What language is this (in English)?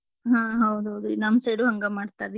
Kannada